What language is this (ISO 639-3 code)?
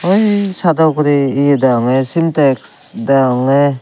ccp